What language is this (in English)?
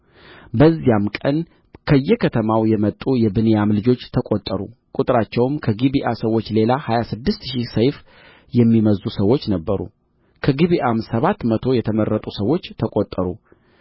Amharic